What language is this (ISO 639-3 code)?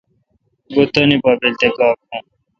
xka